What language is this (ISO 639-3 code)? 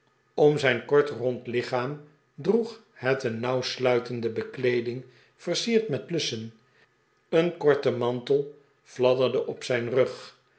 nld